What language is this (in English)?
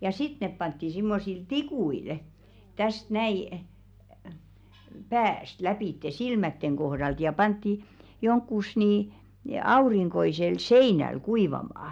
Finnish